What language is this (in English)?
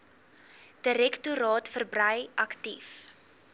Afrikaans